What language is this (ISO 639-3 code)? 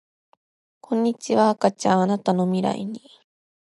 jpn